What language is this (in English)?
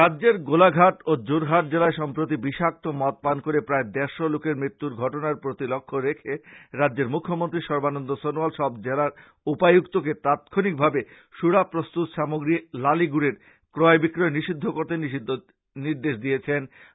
Bangla